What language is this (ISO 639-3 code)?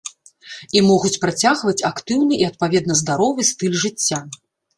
bel